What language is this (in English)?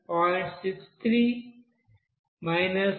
Telugu